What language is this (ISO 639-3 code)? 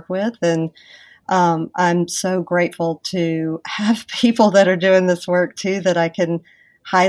eng